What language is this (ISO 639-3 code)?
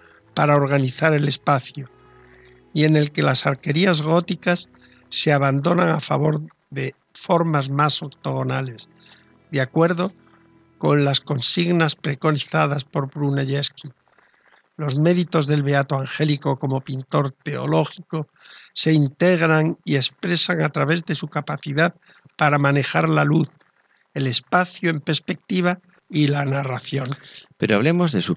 spa